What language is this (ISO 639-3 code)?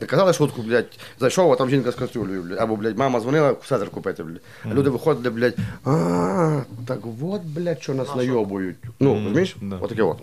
ukr